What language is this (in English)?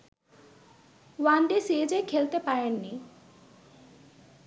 Bangla